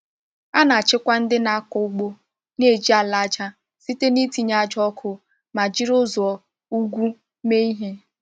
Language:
Igbo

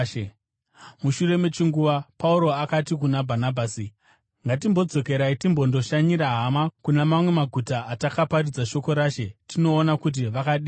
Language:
Shona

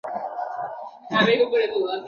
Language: Bangla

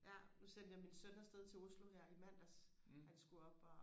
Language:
Danish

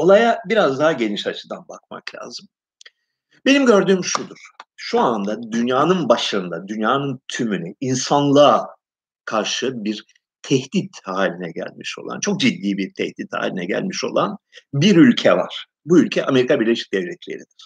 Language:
Turkish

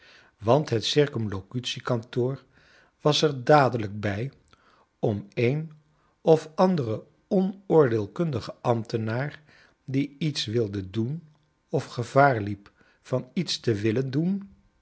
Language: Dutch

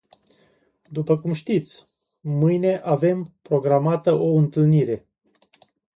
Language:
Romanian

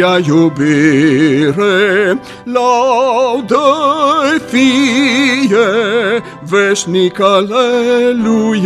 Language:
Romanian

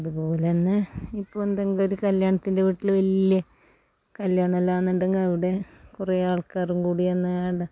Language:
Malayalam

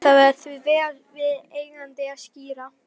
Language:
Icelandic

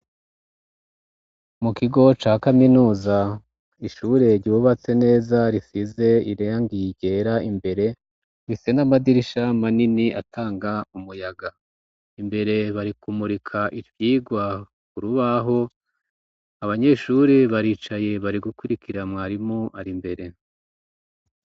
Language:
Rundi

